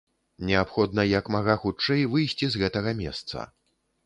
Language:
Belarusian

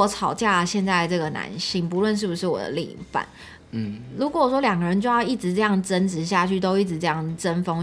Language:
Chinese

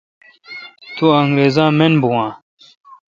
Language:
Kalkoti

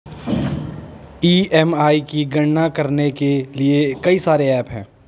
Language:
Hindi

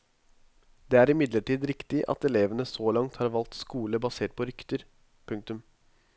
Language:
Norwegian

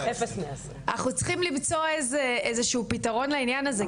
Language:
Hebrew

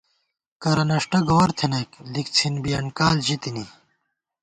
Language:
Gawar-Bati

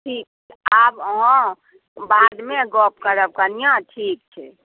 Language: Maithili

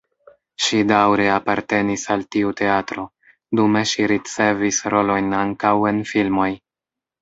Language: Esperanto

